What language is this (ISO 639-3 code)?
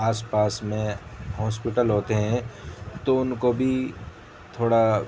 urd